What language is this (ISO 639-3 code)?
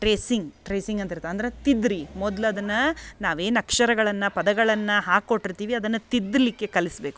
kan